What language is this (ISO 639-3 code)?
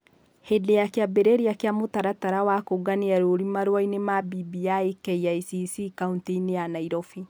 kik